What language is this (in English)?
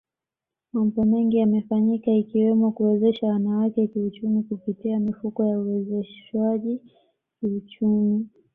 Swahili